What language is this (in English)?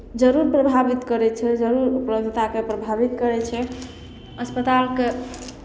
Maithili